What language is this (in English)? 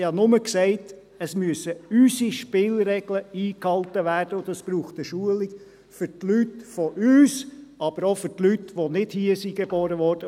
Swiss German